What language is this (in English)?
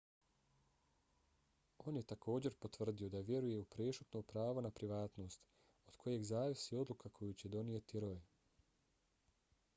Bosnian